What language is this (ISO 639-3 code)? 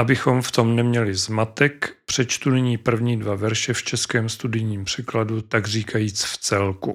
ces